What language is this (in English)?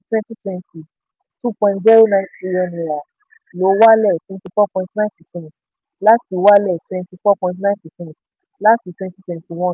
Yoruba